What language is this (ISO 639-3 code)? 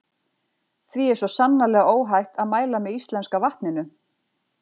isl